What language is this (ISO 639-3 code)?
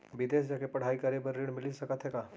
hne